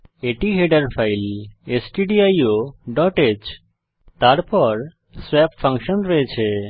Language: Bangla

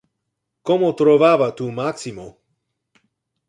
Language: Interlingua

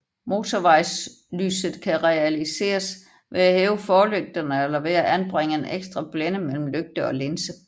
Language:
Danish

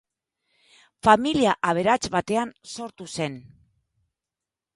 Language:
Basque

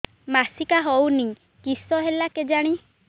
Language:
Odia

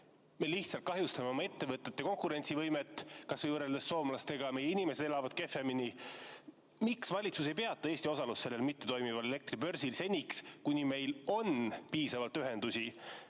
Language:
Estonian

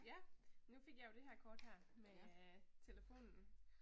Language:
Danish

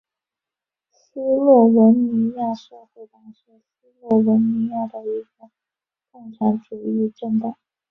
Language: Chinese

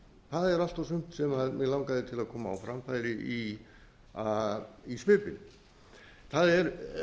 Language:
Icelandic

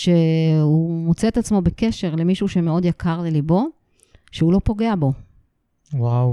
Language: Hebrew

